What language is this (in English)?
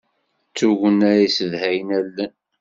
Kabyle